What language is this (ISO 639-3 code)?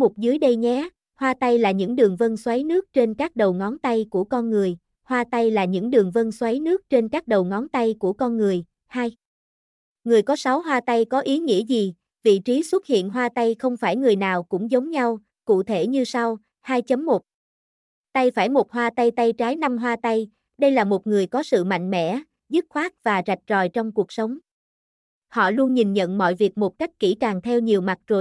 vie